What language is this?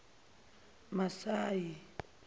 Zulu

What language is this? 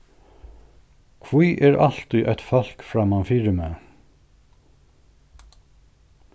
Faroese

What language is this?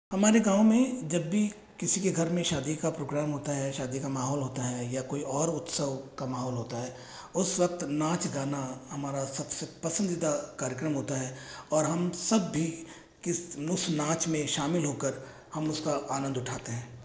Hindi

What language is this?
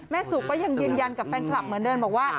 Thai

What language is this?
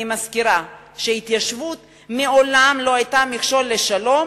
Hebrew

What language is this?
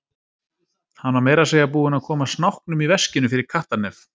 Icelandic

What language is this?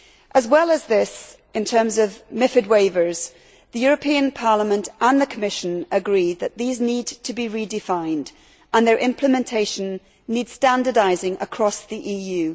English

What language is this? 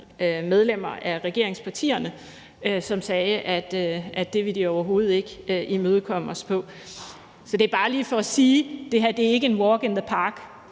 Danish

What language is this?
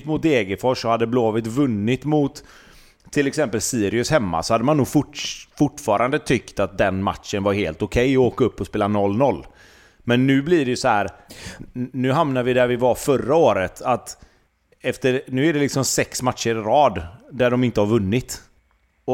Swedish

